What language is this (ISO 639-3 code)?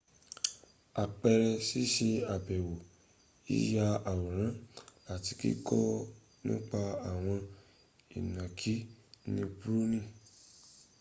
yor